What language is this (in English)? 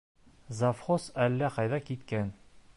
Bashkir